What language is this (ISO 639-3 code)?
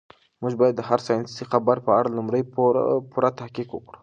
pus